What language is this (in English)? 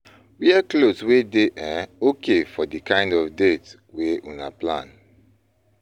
Nigerian Pidgin